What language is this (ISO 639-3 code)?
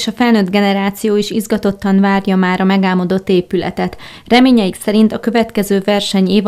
hun